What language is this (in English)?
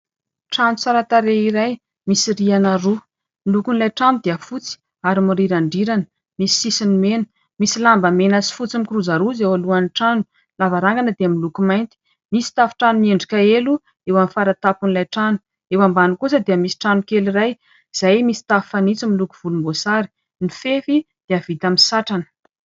Malagasy